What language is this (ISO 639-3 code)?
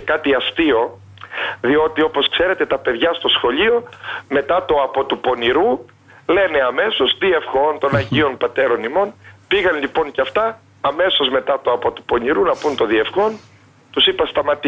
ell